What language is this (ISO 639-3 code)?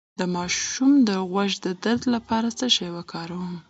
pus